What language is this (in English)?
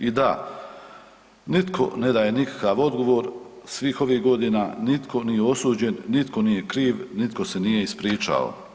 Croatian